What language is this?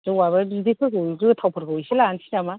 Bodo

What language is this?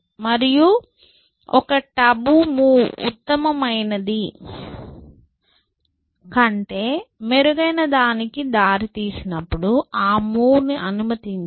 Telugu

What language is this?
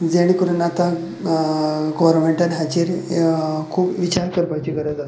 Konkani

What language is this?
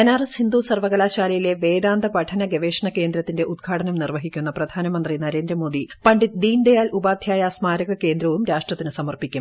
Malayalam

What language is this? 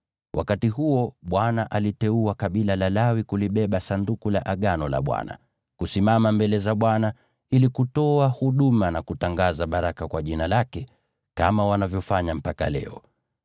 Swahili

